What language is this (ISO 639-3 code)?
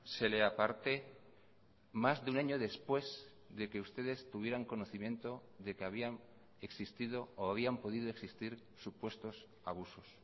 spa